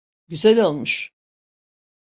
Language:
Turkish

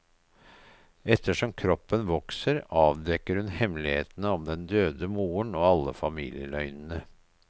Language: Norwegian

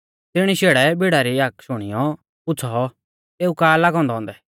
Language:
Mahasu Pahari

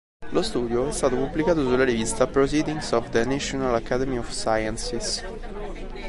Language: Italian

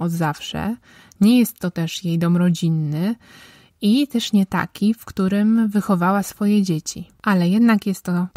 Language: Polish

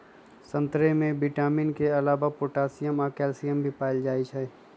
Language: Magahi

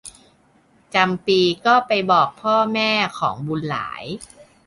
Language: Thai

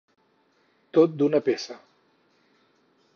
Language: Catalan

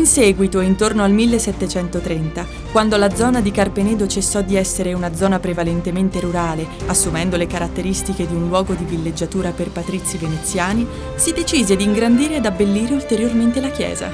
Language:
Italian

